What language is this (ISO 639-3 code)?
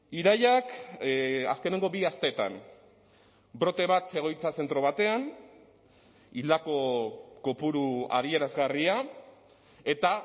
eus